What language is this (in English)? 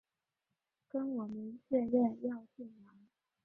Chinese